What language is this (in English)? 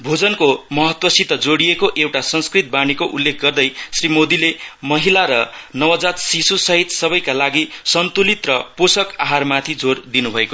Nepali